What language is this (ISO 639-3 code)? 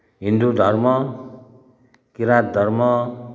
nep